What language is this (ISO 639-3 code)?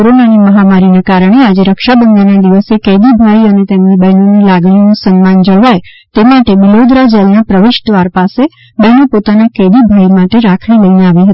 guj